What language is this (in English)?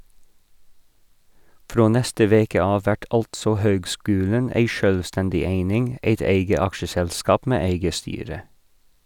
Norwegian